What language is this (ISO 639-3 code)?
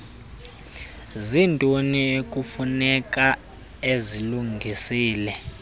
xho